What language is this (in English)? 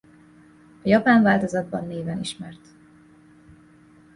Hungarian